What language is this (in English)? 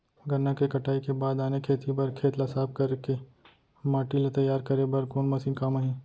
Chhattisgarhi